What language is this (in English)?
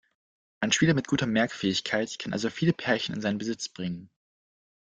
German